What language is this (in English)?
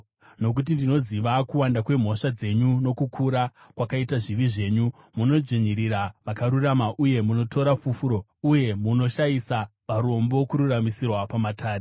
Shona